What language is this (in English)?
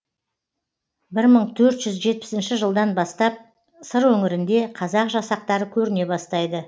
Kazakh